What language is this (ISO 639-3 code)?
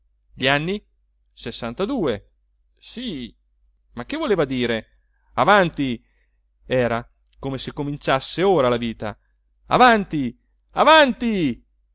ita